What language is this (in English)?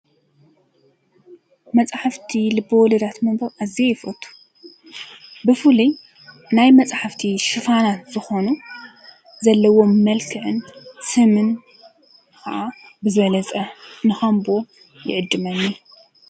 Tigrinya